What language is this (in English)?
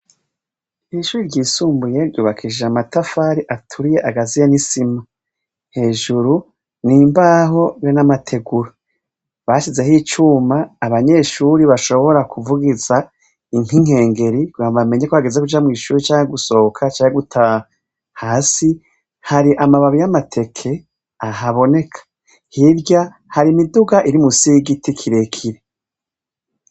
Rundi